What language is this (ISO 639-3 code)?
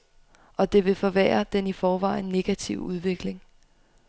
dan